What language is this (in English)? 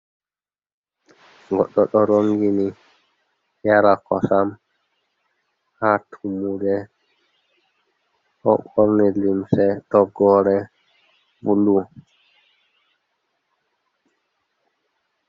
Fula